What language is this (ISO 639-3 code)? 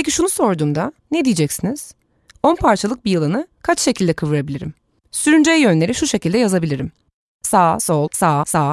tur